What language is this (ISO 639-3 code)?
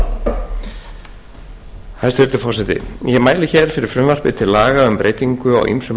isl